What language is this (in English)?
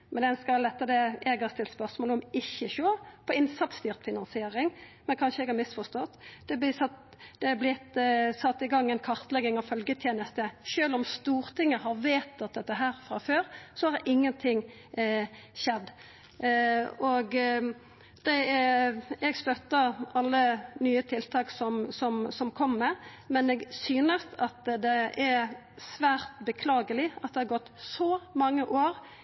Norwegian Nynorsk